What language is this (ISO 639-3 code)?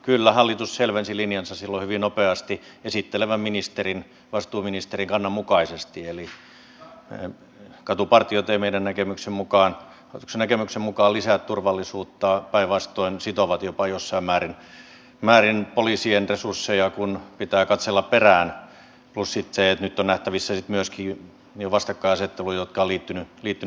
fin